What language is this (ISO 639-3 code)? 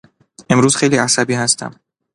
fas